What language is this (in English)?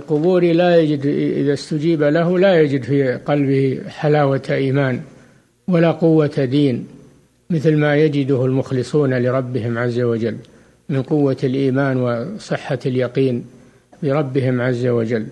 Arabic